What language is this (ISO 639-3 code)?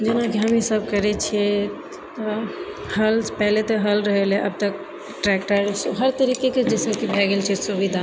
mai